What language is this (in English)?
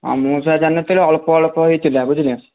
Odia